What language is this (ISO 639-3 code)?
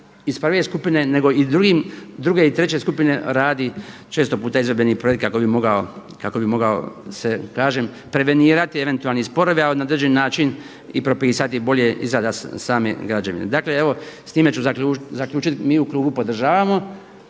hrv